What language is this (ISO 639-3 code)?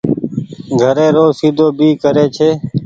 gig